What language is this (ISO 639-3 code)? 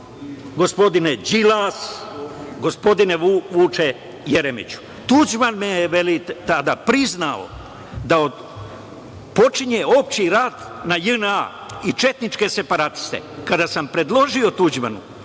srp